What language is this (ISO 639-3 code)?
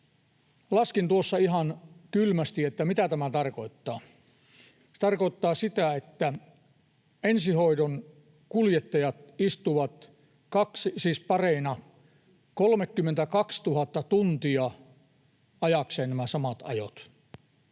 fin